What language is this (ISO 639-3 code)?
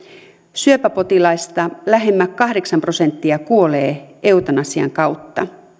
fin